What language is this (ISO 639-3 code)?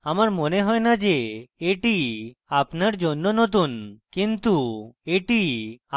ben